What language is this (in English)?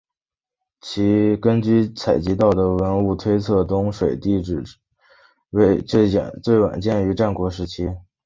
Chinese